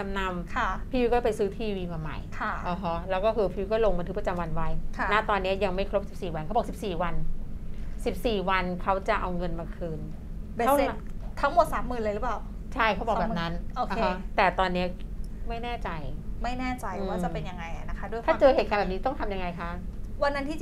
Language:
Thai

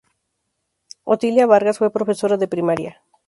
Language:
Spanish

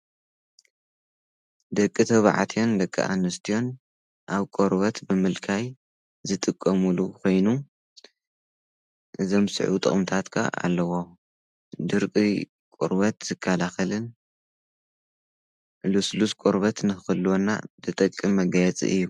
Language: Tigrinya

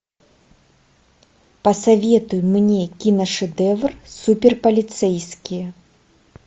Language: Russian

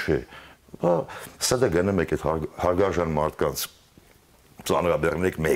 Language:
Turkish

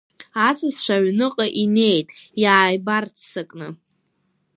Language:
Abkhazian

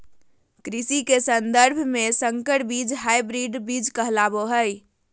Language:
Magahi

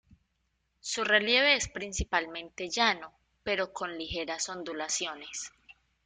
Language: Spanish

